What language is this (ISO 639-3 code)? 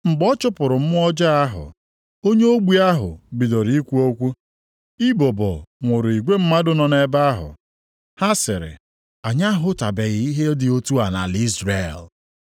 ibo